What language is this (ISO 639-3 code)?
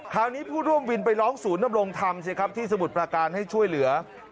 tha